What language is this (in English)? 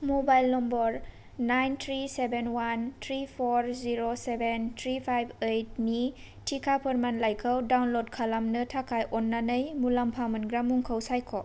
Bodo